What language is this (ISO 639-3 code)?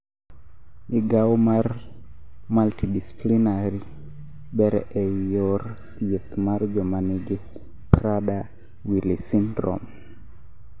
luo